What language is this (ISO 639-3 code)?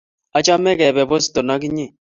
kln